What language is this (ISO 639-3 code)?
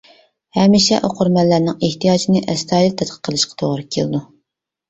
uig